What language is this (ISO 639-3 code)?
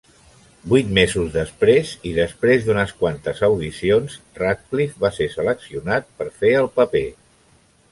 cat